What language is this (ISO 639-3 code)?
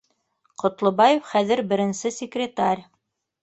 bak